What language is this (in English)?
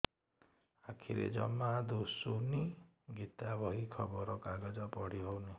Odia